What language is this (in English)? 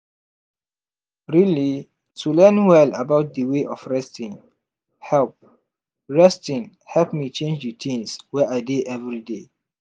Nigerian Pidgin